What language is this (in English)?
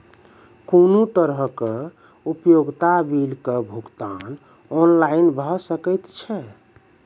Maithili